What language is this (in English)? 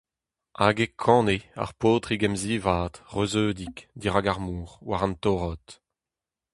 Breton